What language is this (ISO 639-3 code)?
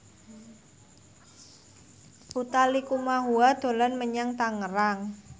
jav